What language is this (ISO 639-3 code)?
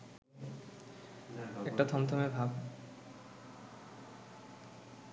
ben